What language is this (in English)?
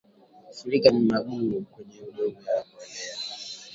Swahili